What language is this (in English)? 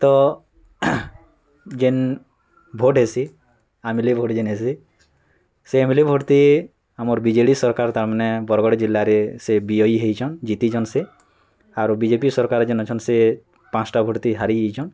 Odia